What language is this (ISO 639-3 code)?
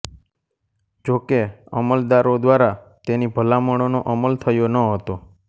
guj